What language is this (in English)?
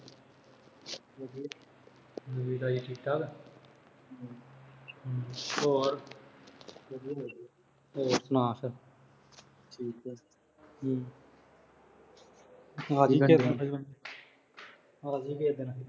Punjabi